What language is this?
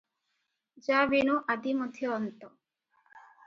Odia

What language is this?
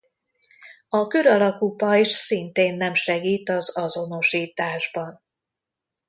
Hungarian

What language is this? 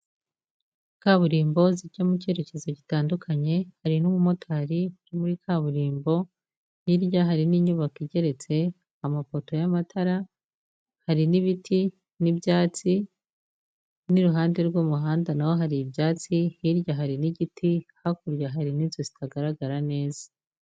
Kinyarwanda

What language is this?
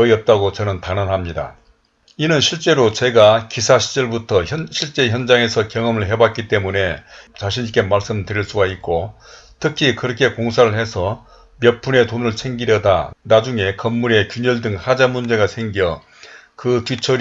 Korean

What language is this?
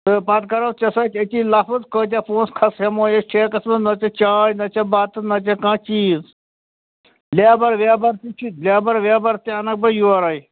Kashmiri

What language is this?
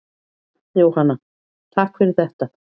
Icelandic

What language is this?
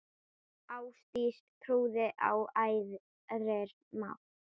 Icelandic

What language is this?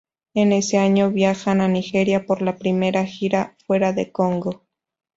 Spanish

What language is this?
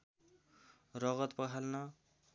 Nepali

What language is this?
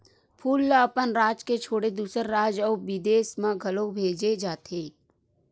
Chhattisgarhi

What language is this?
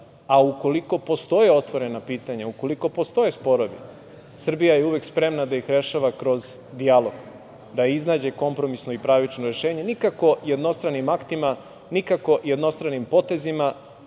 Serbian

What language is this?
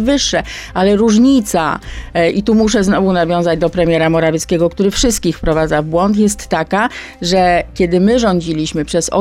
Polish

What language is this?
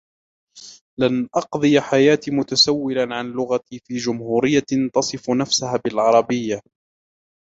Arabic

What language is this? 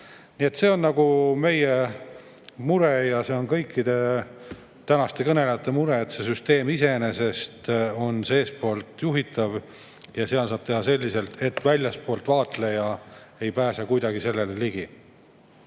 Estonian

